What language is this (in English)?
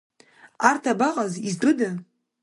Abkhazian